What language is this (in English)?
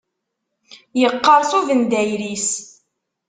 Kabyle